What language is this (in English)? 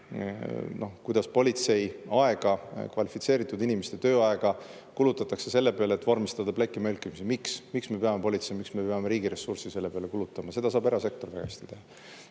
Estonian